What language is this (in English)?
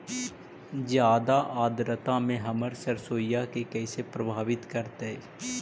Magahi